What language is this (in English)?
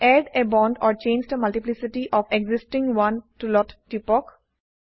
Assamese